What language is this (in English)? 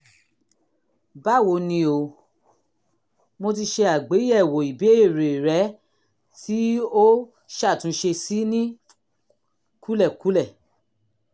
Yoruba